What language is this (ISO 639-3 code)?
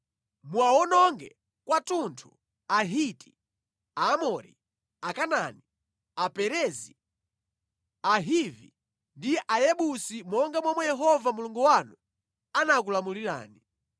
nya